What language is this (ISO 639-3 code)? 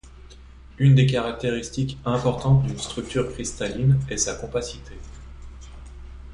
fra